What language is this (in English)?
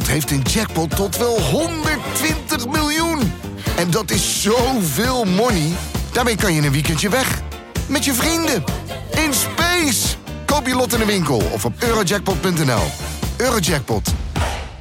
Dutch